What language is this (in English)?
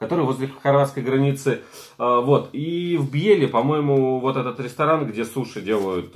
Russian